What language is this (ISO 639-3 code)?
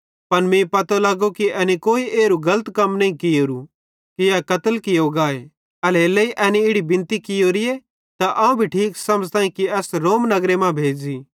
bhd